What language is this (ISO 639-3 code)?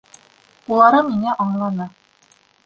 bak